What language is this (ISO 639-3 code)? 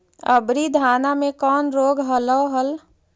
mag